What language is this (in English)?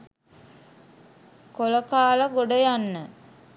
Sinhala